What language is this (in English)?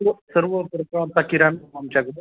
Marathi